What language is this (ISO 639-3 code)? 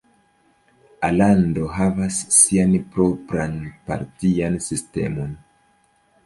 epo